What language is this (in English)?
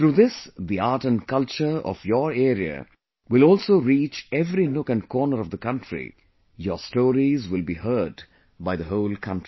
English